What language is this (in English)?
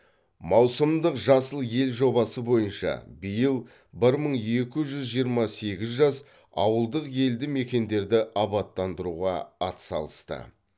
Kazakh